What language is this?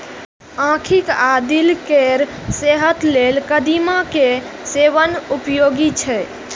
Maithili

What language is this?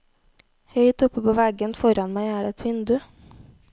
Norwegian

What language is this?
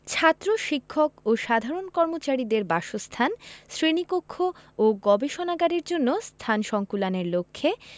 Bangla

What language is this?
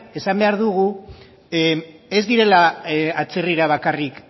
Basque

